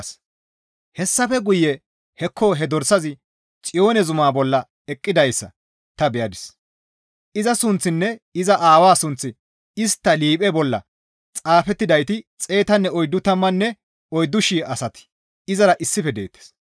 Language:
Gamo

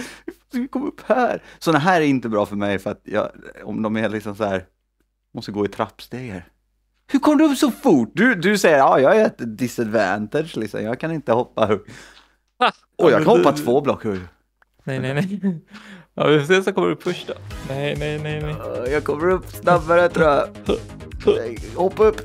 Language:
Swedish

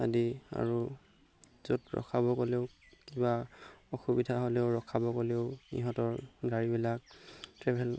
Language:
Assamese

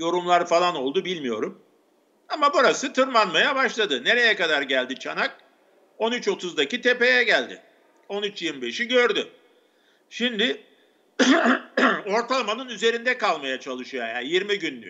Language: Turkish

